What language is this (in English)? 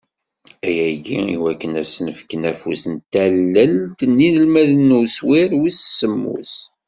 Kabyle